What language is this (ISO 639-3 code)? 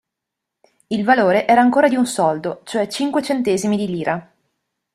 ita